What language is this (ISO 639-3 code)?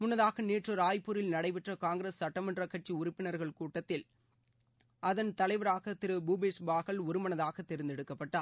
tam